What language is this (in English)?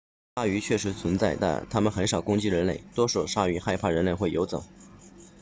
Chinese